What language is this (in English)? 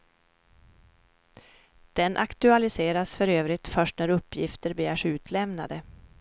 Swedish